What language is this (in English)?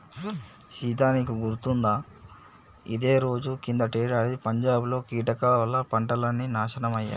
Telugu